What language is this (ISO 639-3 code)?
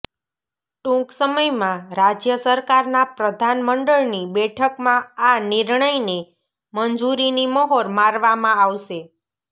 guj